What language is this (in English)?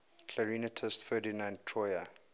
English